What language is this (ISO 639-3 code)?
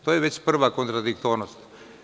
srp